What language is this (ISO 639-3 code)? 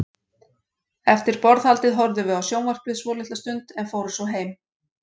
isl